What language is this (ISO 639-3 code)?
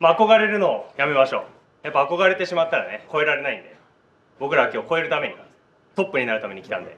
jpn